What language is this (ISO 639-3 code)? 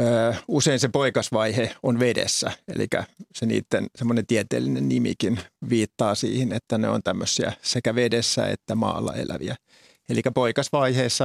fin